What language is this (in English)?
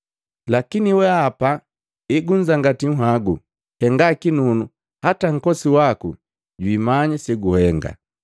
Matengo